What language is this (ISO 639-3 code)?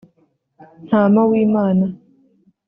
kin